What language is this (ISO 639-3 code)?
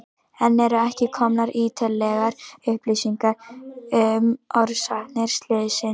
isl